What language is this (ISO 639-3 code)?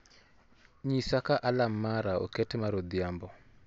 luo